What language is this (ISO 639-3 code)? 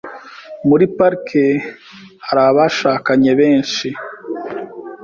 kin